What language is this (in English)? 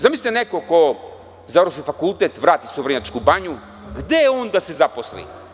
Serbian